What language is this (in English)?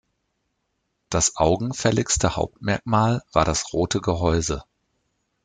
German